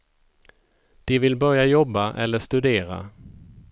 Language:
Swedish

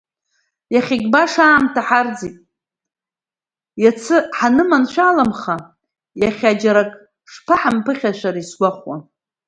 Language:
Abkhazian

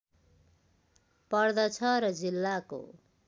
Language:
Nepali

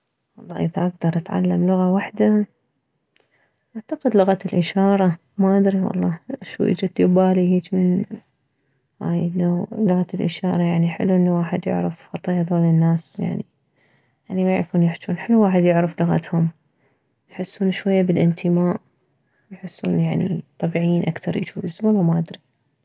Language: Mesopotamian Arabic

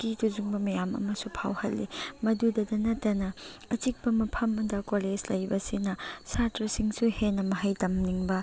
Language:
Manipuri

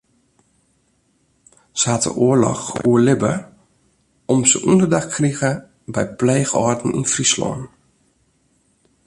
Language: Western Frisian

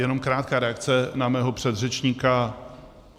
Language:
Czech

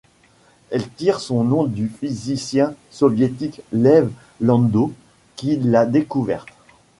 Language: French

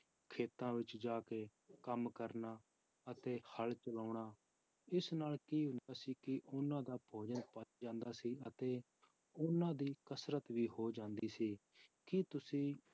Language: Punjabi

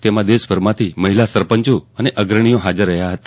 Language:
Gujarati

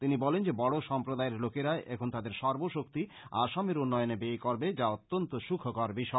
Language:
Bangla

